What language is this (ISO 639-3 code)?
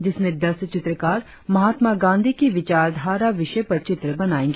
hin